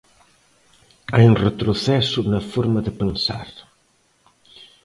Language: Galician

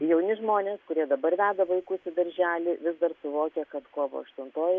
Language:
Lithuanian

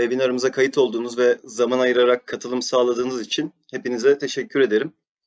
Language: Turkish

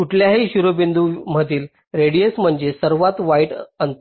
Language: Marathi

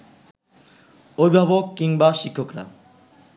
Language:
Bangla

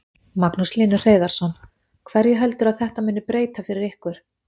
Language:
Icelandic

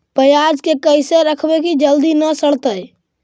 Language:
Magahi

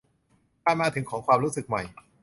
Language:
Thai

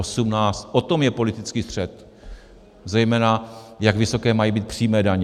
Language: Czech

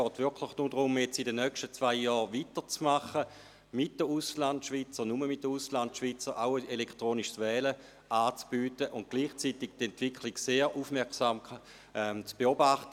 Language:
Swiss German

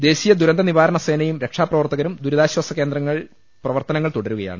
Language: Malayalam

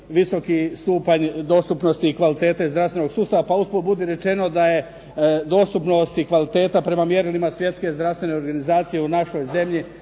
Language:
Croatian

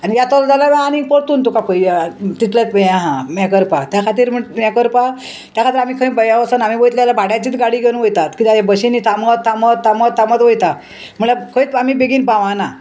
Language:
Konkani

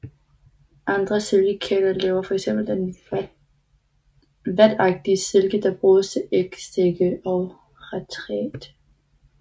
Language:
Danish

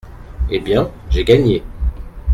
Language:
French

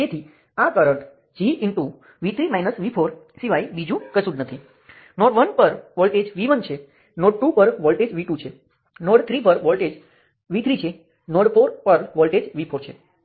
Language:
Gujarati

